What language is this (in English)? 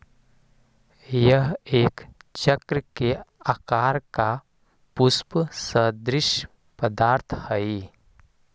Magahi